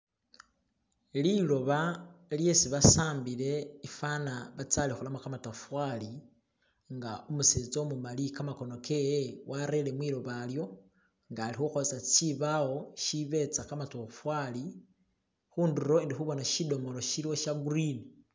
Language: Masaaba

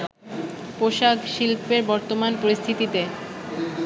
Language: Bangla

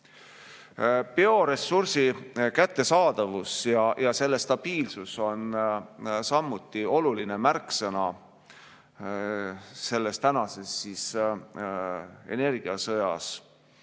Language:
Estonian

